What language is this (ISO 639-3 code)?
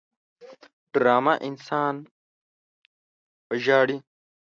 pus